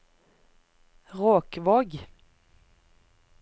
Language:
Norwegian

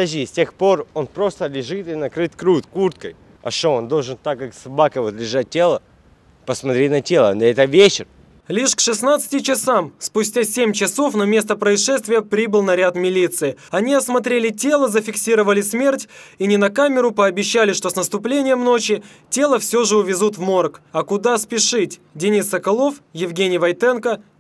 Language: Russian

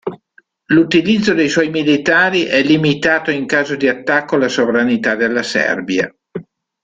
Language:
Italian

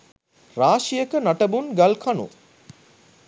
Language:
Sinhala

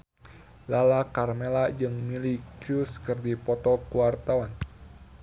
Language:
Sundanese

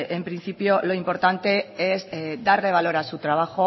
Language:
Spanish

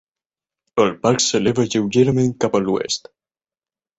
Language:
Catalan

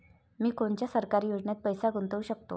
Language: Marathi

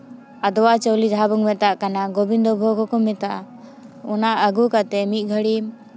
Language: Santali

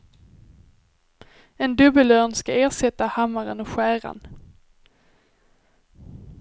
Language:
Swedish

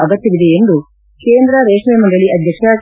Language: Kannada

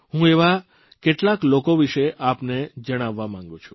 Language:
Gujarati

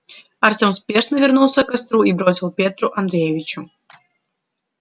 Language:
Russian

